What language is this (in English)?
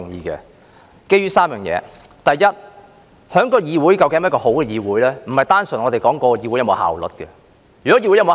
Cantonese